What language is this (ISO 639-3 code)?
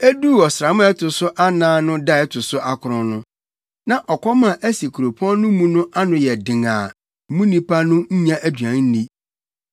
aka